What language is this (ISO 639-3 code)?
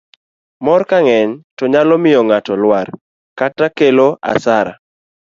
luo